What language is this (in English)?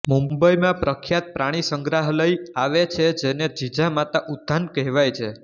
Gujarati